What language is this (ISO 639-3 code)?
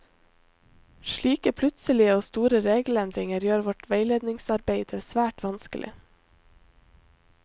nor